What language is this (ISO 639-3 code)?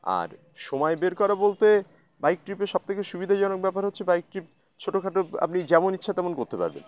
ben